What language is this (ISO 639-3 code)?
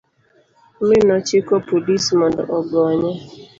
luo